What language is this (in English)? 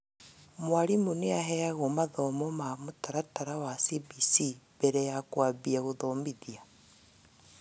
Kikuyu